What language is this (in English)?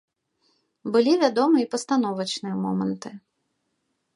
Belarusian